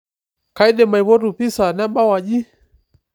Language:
Masai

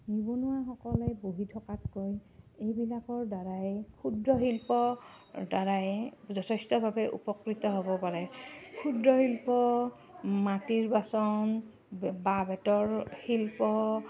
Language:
Assamese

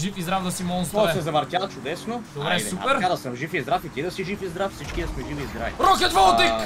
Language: Bulgarian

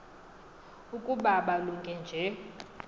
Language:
Xhosa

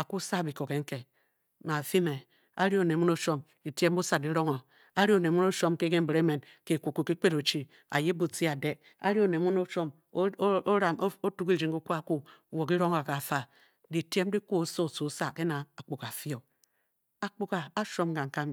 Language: Bokyi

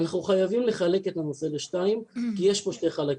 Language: Hebrew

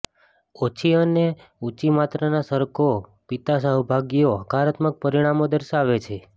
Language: Gujarati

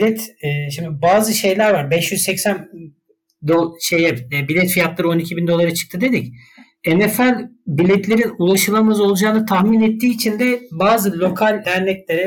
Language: Turkish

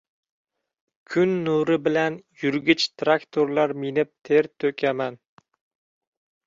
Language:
Uzbek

